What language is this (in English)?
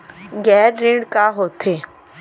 Chhattisgarhi